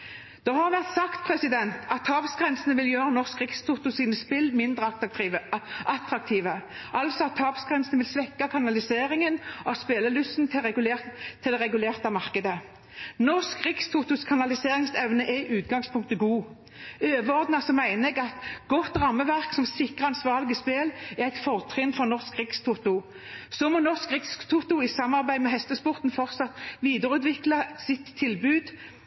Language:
Norwegian Bokmål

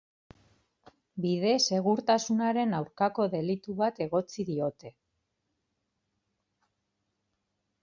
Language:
Basque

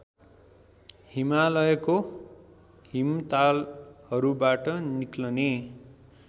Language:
Nepali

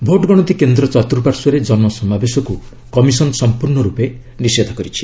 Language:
Odia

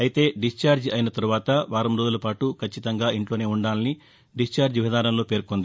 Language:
Telugu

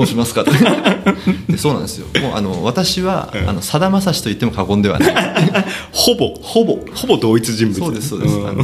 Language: Japanese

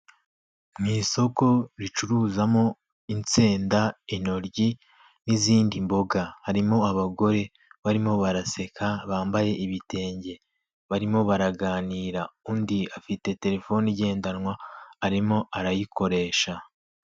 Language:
Kinyarwanda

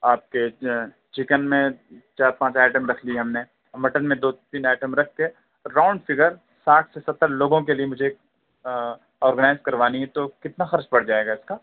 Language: Urdu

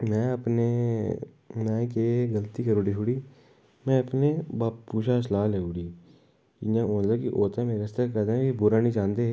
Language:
Dogri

